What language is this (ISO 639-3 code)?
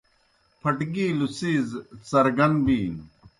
plk